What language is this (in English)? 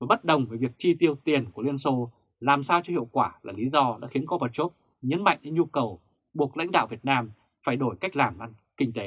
Vietnamese